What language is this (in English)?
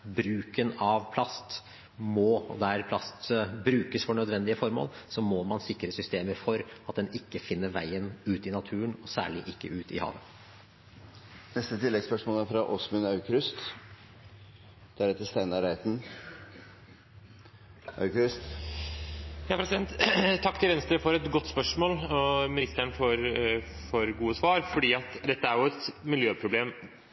Norwegian